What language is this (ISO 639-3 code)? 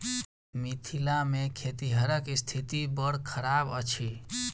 mai